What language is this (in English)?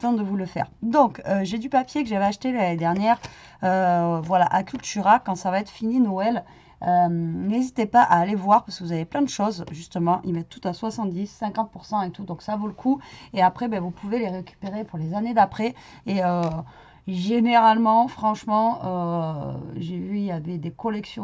French